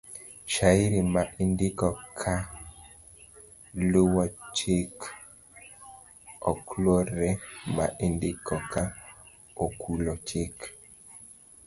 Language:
Luo (Kenya and Tanzania)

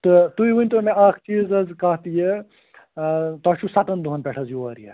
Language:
Kashmiri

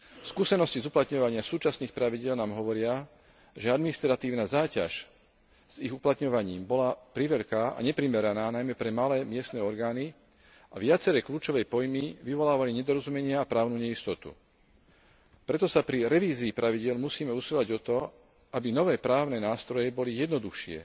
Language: Slovak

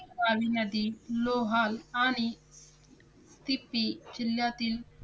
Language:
Marathi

